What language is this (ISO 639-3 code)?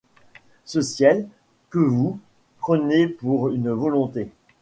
fra